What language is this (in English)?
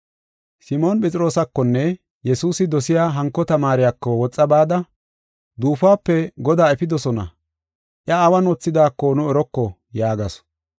Gofa